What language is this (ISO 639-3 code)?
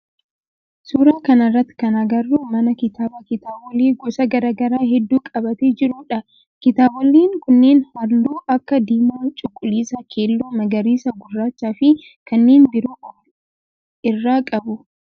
orm